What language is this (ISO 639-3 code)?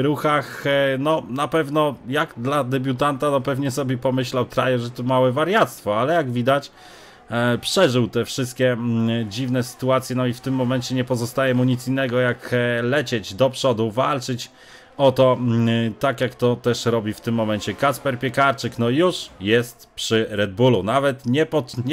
pol